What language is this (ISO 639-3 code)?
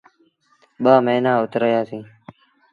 sbn